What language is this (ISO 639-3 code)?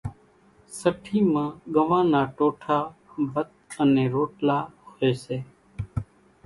gjk